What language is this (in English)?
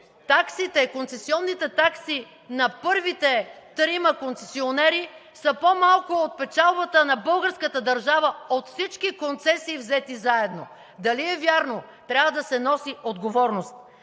Bulgarian